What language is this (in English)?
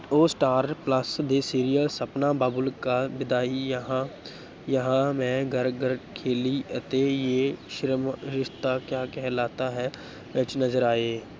Punjabi